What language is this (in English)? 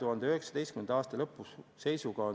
Estonian